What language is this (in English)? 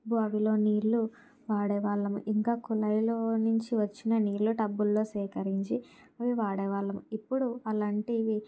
Telugu